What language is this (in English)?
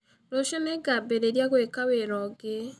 Kikuyu